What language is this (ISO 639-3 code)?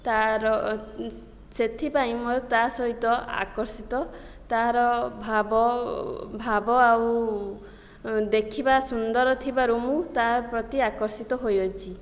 ori